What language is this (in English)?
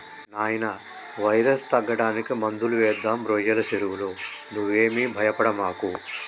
Telugu